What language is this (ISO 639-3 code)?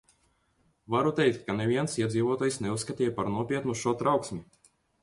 lav